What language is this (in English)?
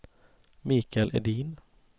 Swedish